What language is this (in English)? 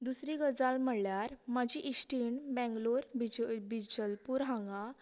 Konkani